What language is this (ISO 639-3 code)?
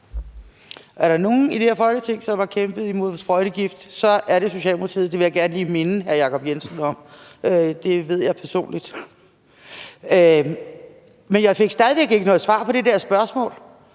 dan